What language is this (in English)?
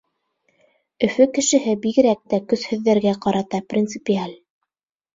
Bashkir